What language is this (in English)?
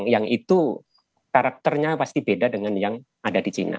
Indonesian